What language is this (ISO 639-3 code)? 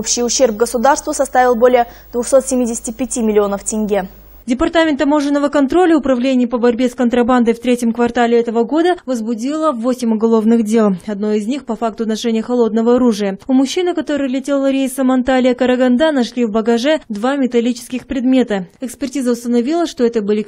rus